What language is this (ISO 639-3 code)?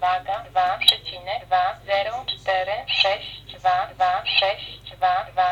pol